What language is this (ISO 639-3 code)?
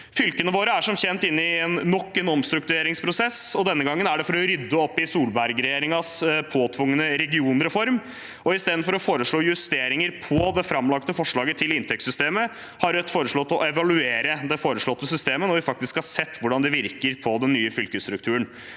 nor